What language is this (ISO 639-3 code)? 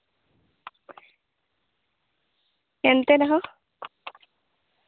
sat